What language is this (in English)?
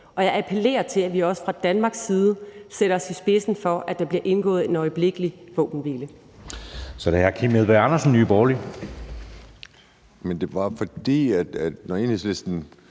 Danish